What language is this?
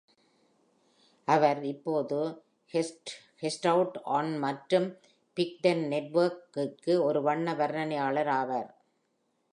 Tamil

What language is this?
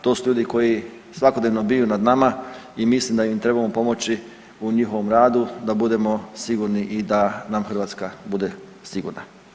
Croatian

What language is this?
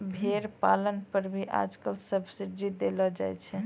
Maithili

